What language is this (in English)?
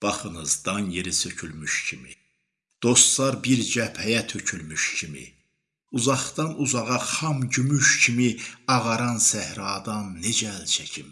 Turkish